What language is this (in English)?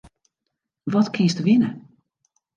Western Frisian